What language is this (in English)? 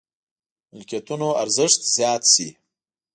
Pashto